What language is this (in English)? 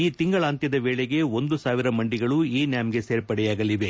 Kannada